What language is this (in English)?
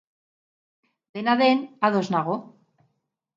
Basque